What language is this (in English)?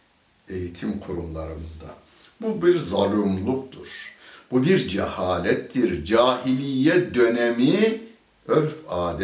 Turkish